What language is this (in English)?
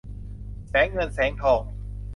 Thai